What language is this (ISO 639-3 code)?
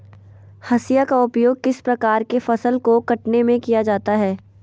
mag